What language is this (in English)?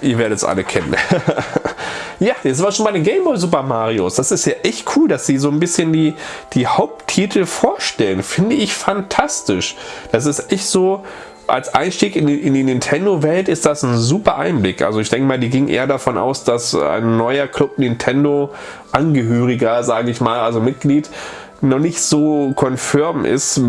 German